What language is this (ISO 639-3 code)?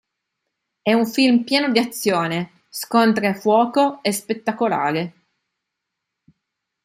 ita